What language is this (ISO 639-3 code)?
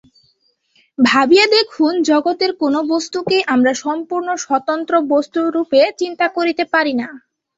ben